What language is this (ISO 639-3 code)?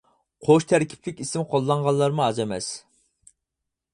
uig